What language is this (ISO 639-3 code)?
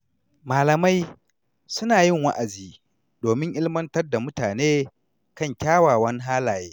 hau